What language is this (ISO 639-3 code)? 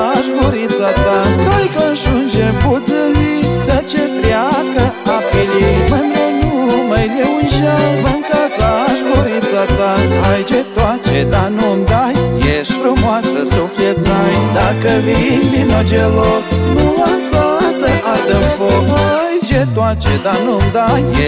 ron